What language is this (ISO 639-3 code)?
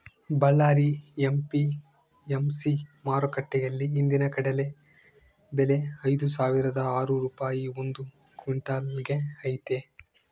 kan